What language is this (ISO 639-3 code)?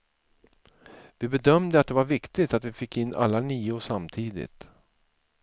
swe